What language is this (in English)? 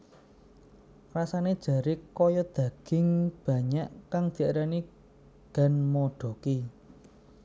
Javanese